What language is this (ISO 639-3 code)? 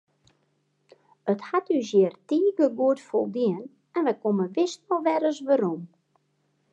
fry